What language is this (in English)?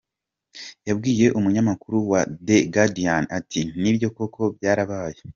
Kinyarwanda